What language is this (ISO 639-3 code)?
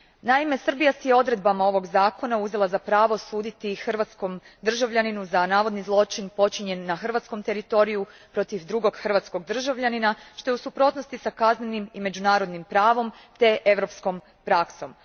hrv